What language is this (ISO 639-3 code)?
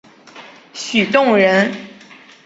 zho